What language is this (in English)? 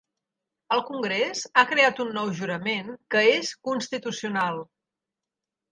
Catalan